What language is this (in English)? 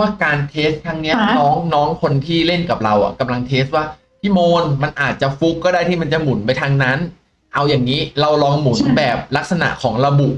Thai